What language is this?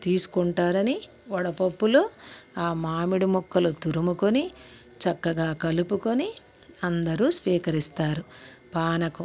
Telugu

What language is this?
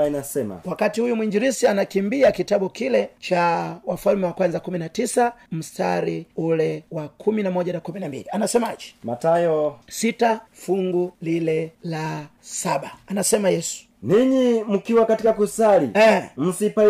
Swahili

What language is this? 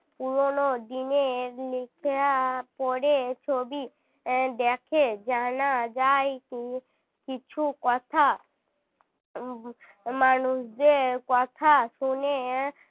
Bangla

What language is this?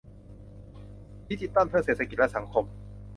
Thai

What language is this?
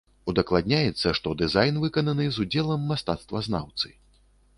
Belarusian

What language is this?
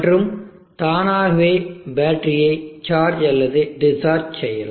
Tamil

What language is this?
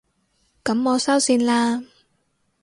Cantonese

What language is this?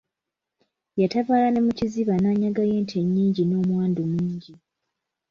Ganda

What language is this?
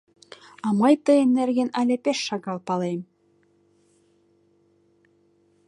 Mari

